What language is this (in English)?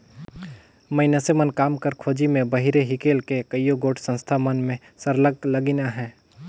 Chhattisgarhi